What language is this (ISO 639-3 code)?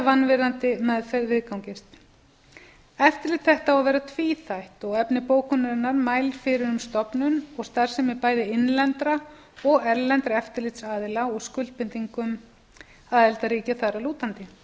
isl